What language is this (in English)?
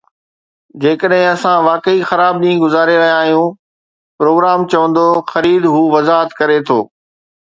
Sindhi